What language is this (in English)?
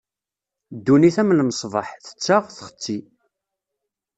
Kabyle